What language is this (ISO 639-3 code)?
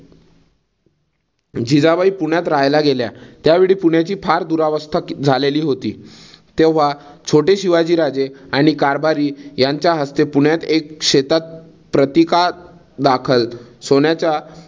mar